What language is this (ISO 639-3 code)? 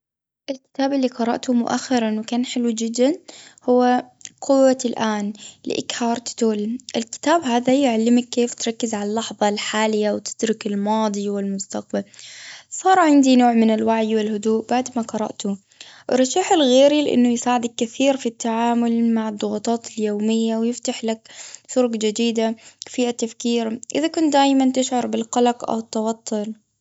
afb